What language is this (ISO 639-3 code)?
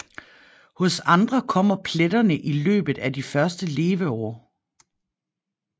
dan